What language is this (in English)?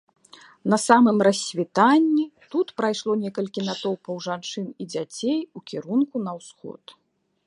Belarusian